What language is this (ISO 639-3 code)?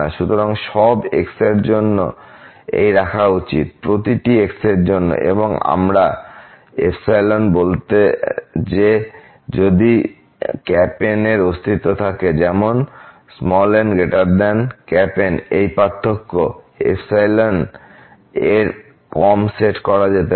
ben